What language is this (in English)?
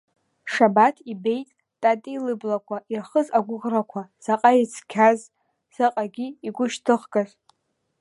Abkhazian